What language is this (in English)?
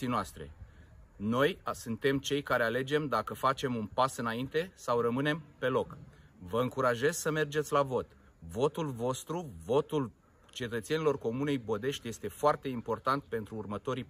Romanian